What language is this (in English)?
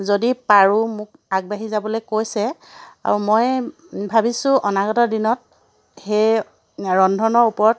Assamese